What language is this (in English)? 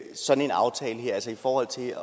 Danish